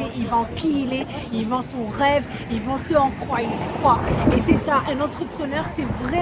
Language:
French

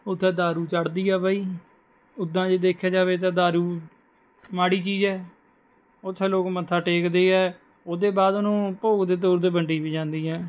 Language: Punjabi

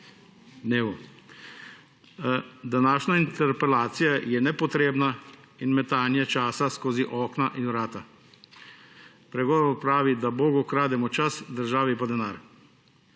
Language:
Slovenian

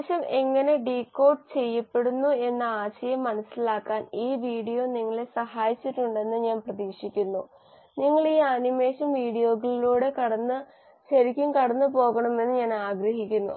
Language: Malayalam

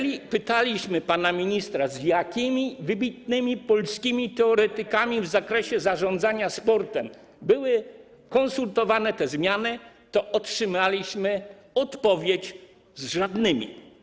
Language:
Polish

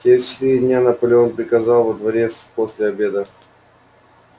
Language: Russian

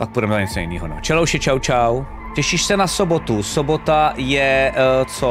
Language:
Czech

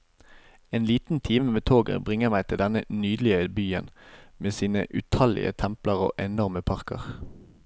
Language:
Norwegian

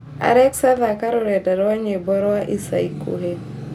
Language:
Kikuyu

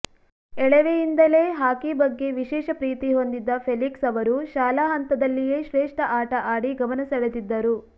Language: Kannada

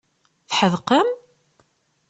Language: Kabyle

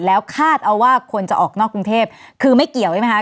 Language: Thai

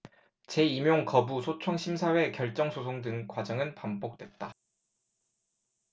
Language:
Korean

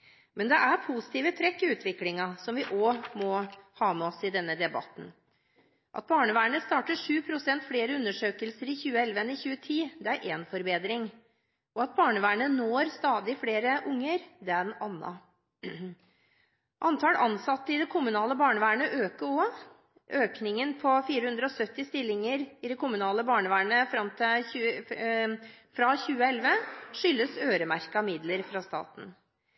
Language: Norwegian Bokmål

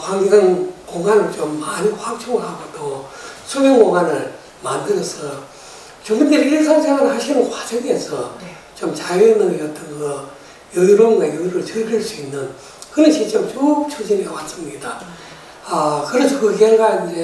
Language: Korean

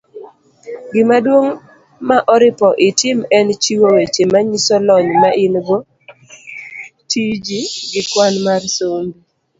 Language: Luo (Kenya and Tanzania)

